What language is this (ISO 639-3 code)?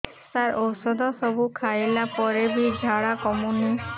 ori